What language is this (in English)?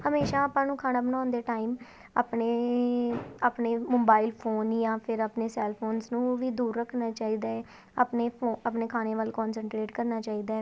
Punjabi